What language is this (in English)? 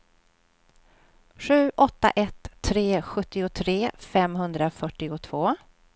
Swedish